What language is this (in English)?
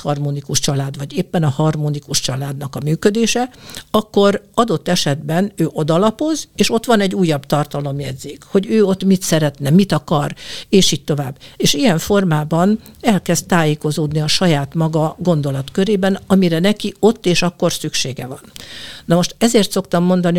Hungarian